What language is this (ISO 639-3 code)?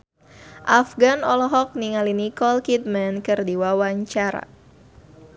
sun